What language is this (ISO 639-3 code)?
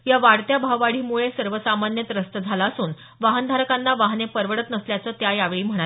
mar